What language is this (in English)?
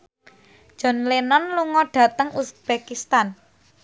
Javanese